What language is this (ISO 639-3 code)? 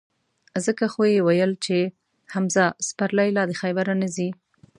pus